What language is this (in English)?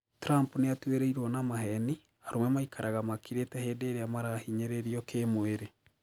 Kikuyu